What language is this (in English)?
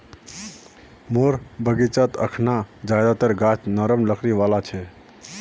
Magahi